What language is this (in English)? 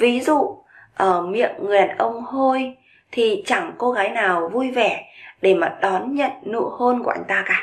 Vietnamese